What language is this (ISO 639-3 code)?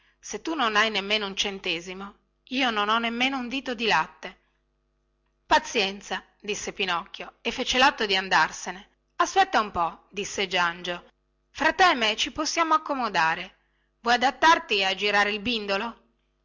ita